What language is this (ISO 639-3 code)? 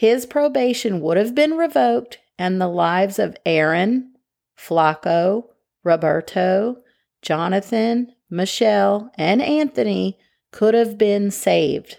eng